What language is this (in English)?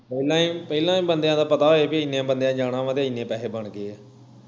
Punjabi